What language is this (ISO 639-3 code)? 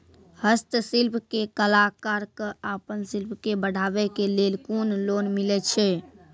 mai